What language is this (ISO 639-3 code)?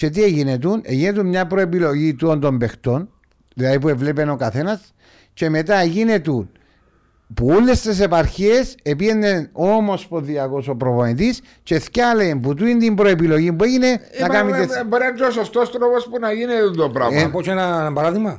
ell